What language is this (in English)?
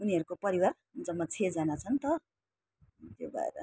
Nepali